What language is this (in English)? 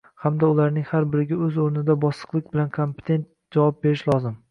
Uzbek